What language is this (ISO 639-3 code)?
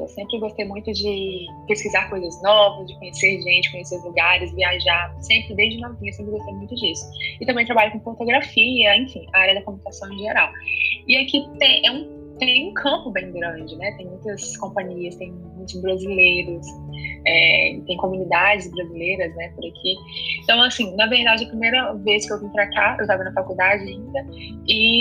por